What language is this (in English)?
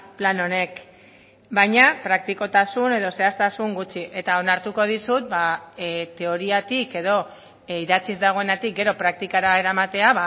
Basque